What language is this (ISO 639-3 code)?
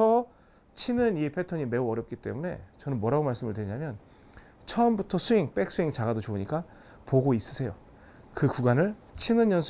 kor